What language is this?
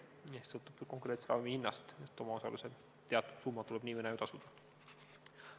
Estonian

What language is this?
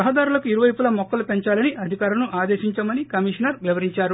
Telugu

